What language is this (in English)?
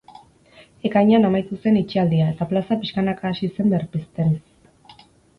Basque